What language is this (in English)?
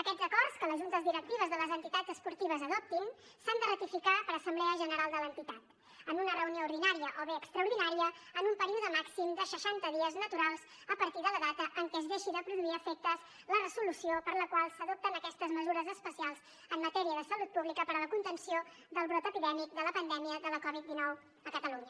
Catalan